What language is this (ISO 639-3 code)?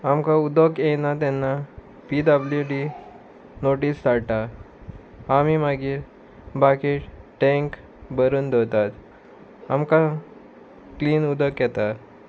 kok